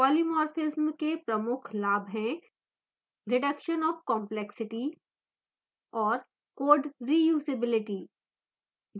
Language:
Hindi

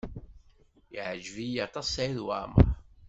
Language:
Kabyle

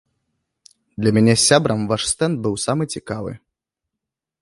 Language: Belarusian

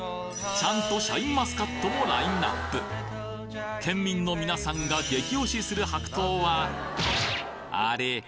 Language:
Japanese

